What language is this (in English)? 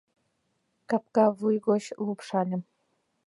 Mari